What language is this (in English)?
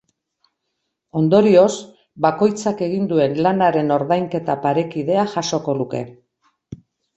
Basque